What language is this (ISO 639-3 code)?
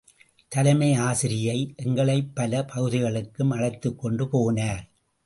tam